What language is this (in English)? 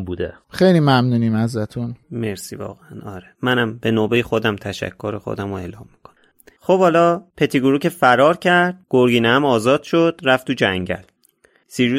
Persian